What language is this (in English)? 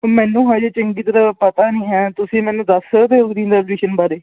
Punjabi